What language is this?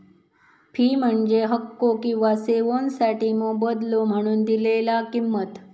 Marathi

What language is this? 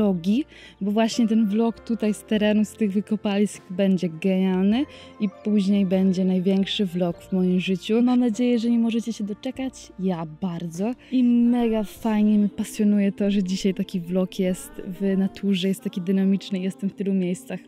Polish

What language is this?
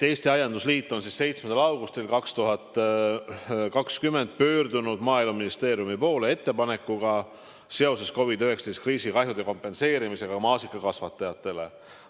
Estonian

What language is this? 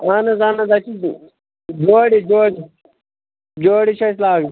Kashmiri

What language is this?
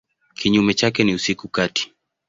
Swahili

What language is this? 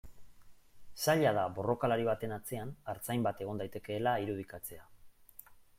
Basque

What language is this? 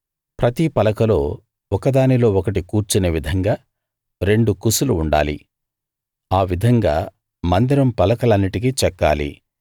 Telugu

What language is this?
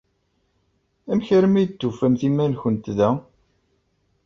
Kabyle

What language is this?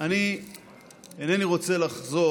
Hebrew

